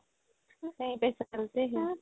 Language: Assamese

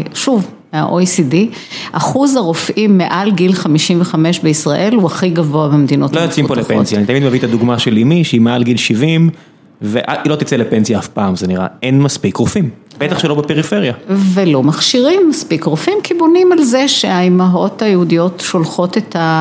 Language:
Hebrew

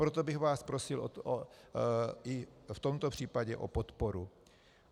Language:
Czech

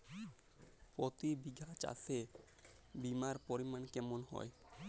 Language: Bangla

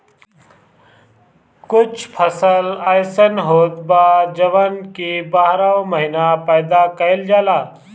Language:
Bhojpuri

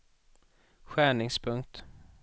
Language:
Swedish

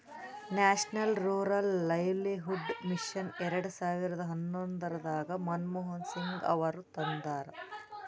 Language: Kannada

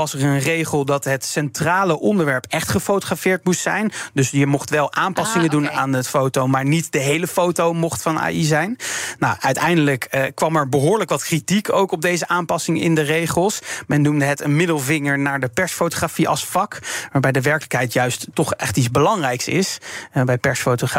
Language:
Dutch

